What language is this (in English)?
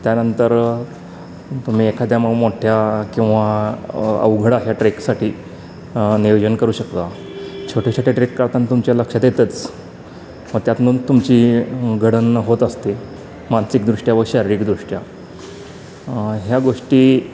Marathi